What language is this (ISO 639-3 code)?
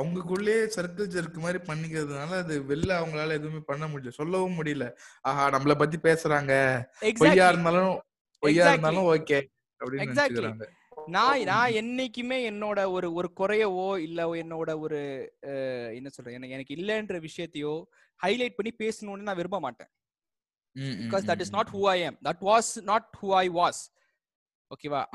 tam